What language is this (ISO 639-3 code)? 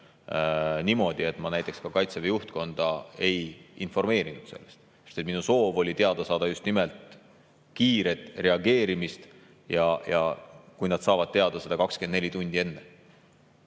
est